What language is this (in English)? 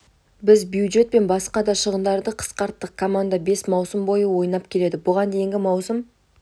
Kazakh